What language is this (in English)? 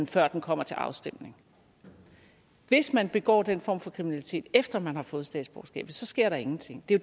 Danish